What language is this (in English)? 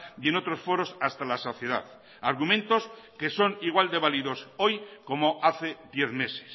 Spanish